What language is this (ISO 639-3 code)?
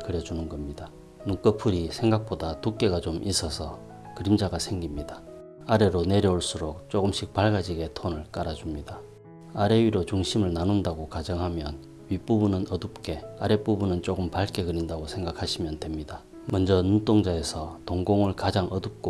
kor